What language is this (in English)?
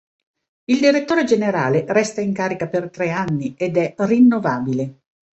Italian